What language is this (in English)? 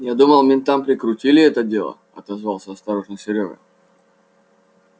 Russian